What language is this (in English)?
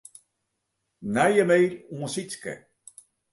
Western Frisian